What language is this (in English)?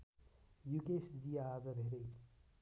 Nepali